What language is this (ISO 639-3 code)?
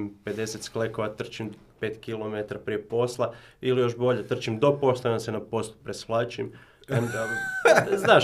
hrv